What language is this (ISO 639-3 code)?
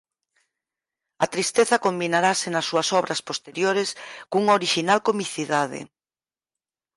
glg